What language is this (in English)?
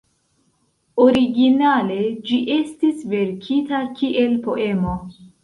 Esperanto